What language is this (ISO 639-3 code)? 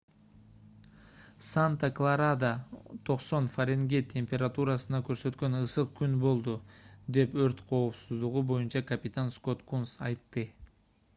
kir